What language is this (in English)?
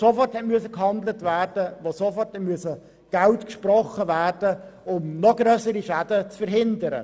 Swiss German